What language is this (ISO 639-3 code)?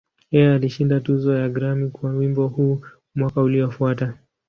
swa